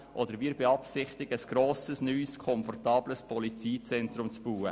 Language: Swiss German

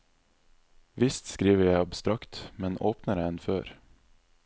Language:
Norwegian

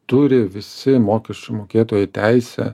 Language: Lithuanian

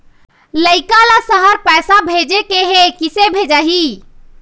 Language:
Chhattisgarhi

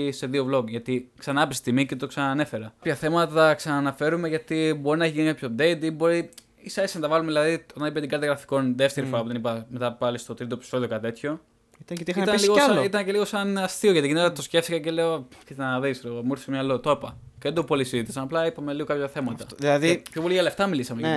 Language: Greek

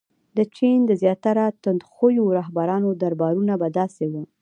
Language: Pashto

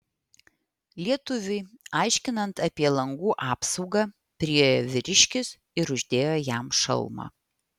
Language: Lithuanian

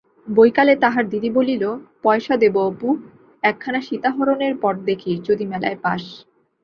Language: Bangla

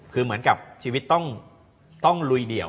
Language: Thai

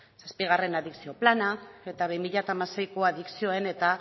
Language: Basque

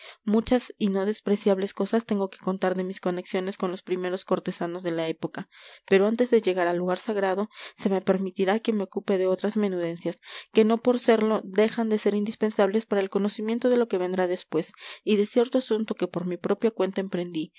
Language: Spanish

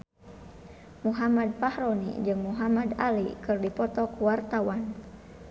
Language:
Sundanese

